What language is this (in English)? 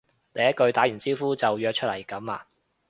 Cantonese